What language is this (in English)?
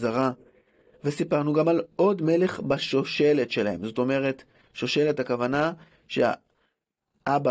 Hebrew